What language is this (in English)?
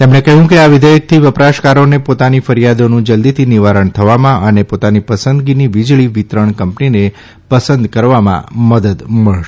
Gujarati